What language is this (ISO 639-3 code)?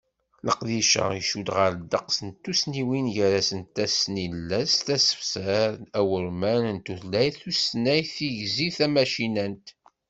kab